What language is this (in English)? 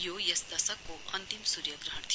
Nepali